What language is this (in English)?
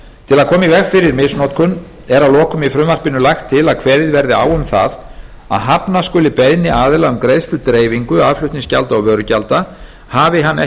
Icelandic